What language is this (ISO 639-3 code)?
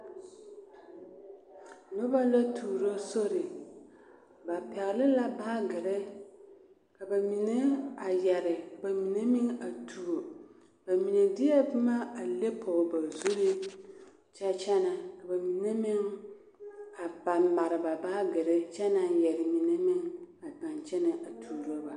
dga